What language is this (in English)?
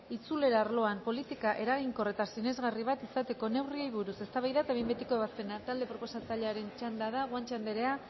Basque